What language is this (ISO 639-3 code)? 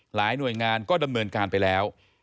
tha